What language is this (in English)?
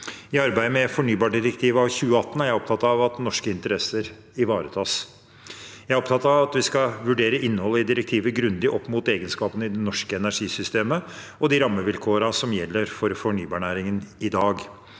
Norwegian